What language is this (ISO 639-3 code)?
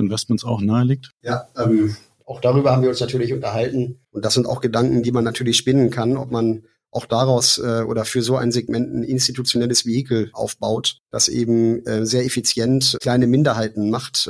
deu